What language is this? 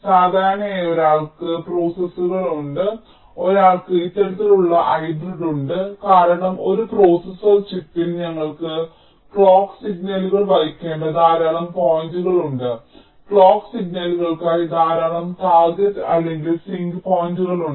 Malayalam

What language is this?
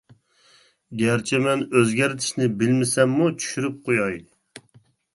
Uyghur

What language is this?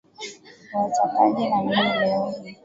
Swahili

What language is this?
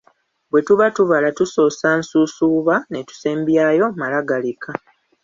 Ganda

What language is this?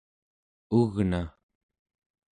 Central Yupik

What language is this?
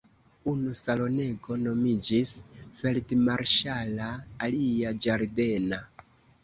Esperanto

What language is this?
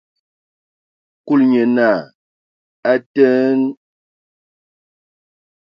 Ewondo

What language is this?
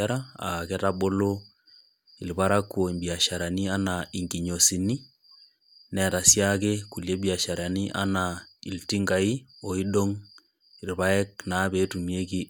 Masai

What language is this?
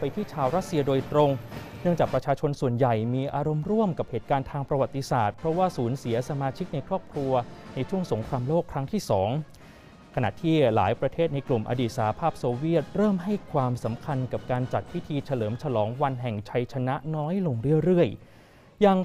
Thai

